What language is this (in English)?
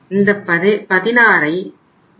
Tamil